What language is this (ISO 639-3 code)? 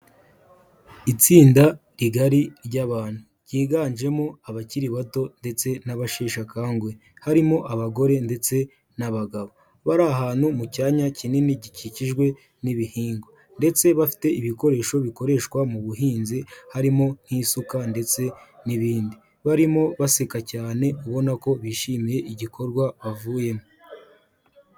kin